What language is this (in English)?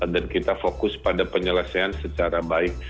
Indonesian